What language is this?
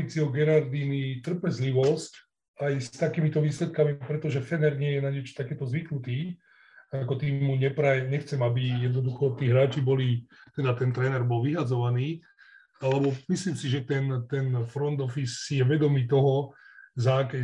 Slovak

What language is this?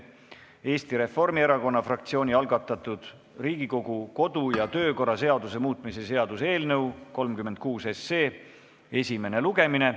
Estonian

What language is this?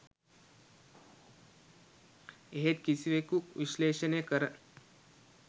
Sinhala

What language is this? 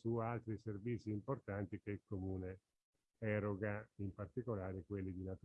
Italian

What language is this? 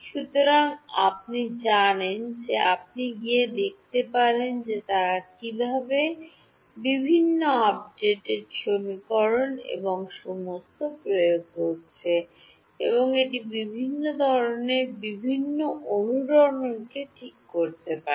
Bangla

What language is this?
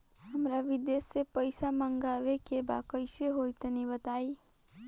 Bhojpuri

